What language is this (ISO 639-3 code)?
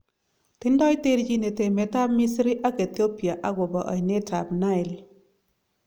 kln